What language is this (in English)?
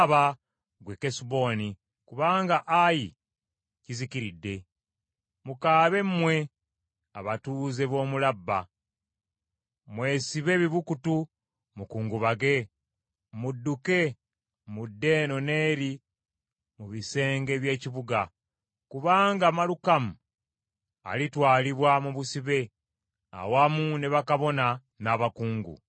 Ganda